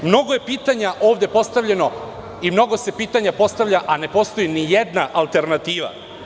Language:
Serbian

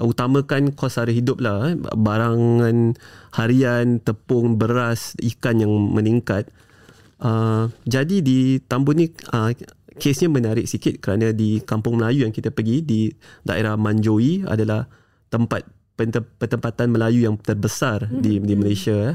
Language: Malay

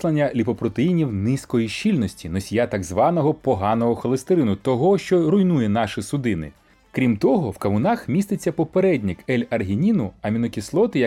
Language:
Ukrainian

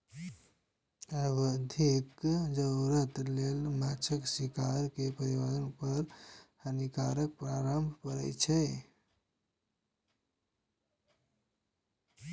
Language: Maithili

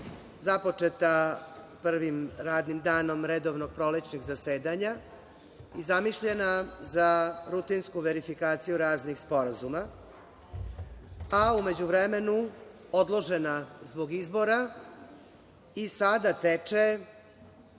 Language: Serbian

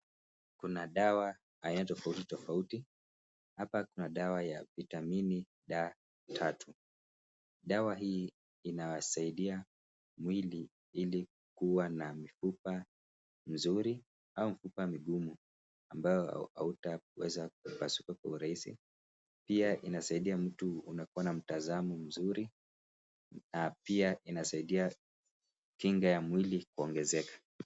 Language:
Swahili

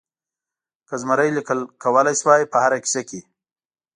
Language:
Pashto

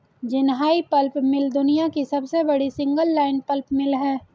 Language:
Hindi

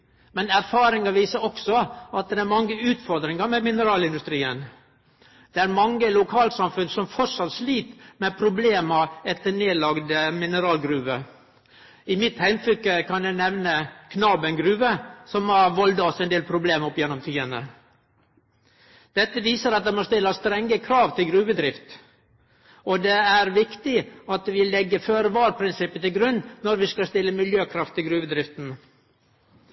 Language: Norwegian Nynorsk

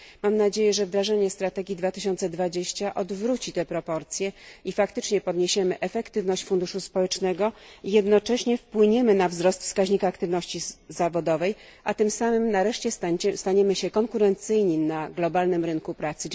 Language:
Polish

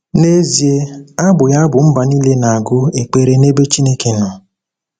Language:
Igbo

